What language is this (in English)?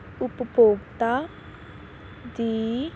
Punjabi